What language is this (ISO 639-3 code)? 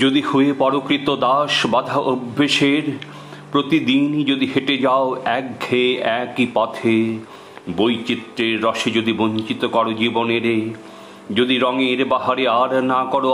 ben